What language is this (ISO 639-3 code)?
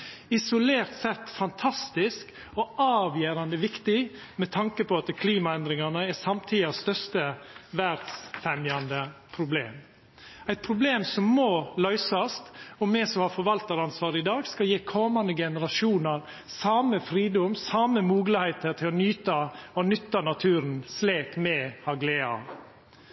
nno